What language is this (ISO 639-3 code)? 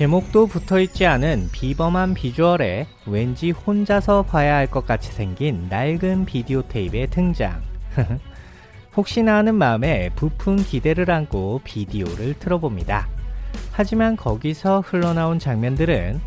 kor